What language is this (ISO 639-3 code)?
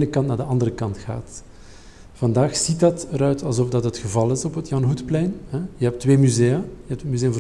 nld